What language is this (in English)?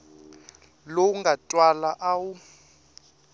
Tsonga